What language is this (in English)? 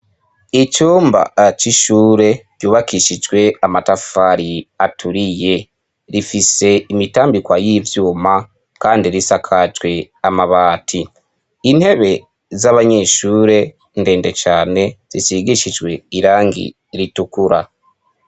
Rundi